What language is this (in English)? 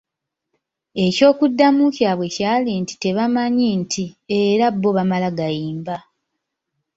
Ganda